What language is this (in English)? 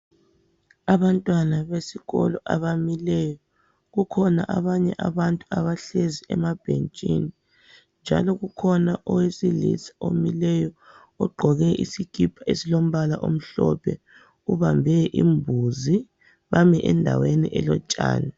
North Ndebele